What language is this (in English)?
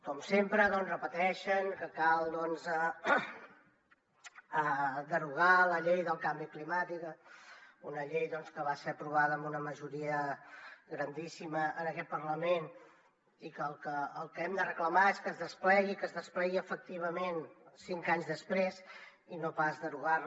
Catalan